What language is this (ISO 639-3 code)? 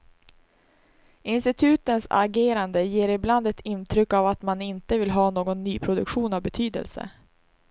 swe